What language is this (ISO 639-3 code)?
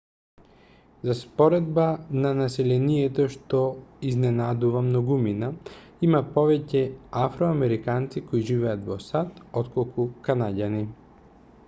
mkd